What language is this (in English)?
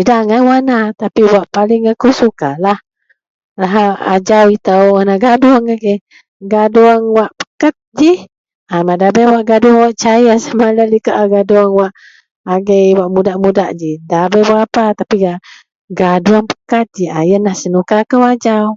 Central Melanau